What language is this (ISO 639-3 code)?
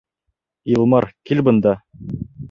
bak